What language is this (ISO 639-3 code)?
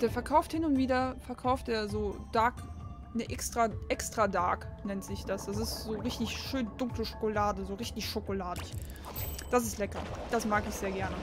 deu